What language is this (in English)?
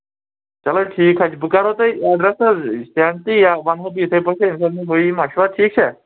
Kashmiri